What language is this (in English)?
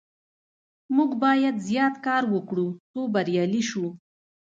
Pashto